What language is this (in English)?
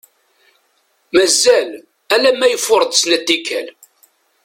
Kabyle